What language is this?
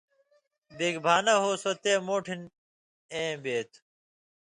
Indus Kohistani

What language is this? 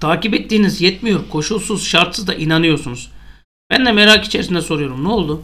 Turkish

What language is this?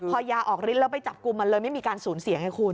Thai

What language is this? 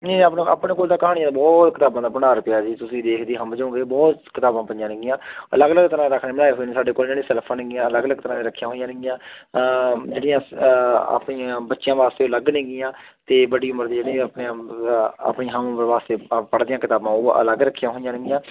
Punjabi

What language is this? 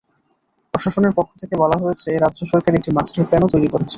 Bangla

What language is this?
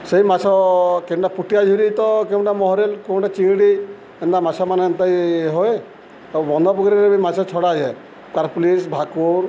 Odia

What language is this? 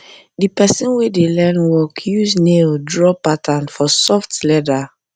Nigerian Pidgin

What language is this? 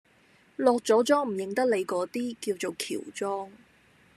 Cantonese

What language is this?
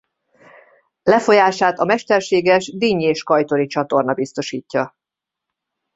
Hungarian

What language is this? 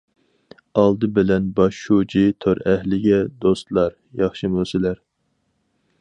Uyghur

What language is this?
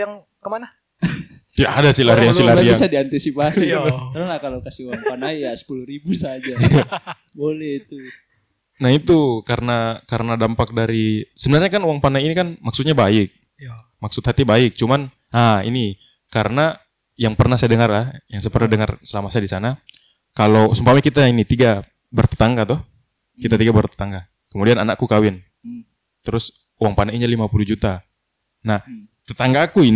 Indonesian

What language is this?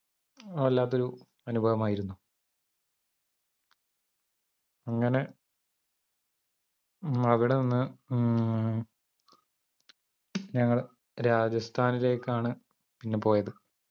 Malayalam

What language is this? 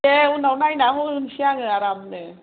Bodo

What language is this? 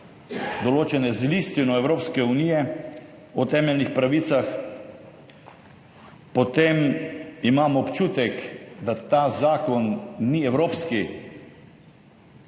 Slovenian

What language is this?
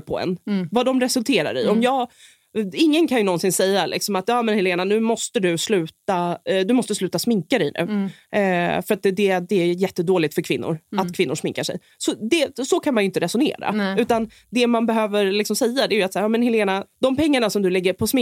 Swedish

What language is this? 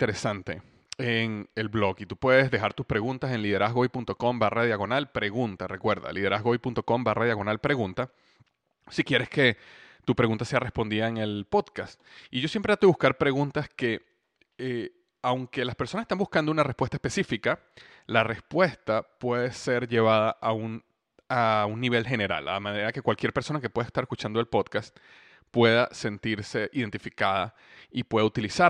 Spanish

